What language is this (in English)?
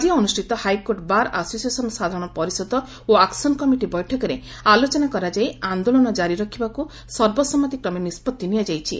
Odia